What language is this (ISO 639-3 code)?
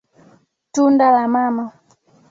swa